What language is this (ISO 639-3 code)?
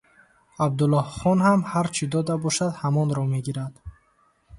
tgk